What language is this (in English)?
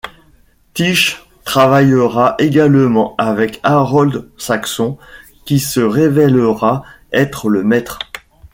French